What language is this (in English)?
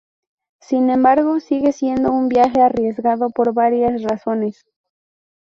Spanish